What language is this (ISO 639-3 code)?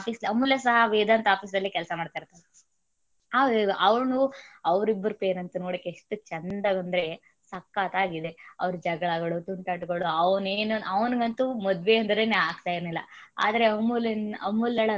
kan